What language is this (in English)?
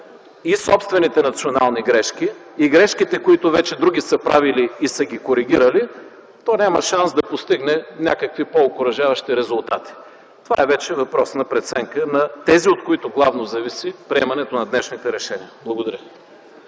Bulgarian